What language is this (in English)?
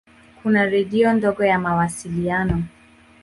Swahili